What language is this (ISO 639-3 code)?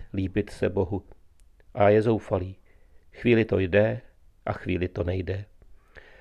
ces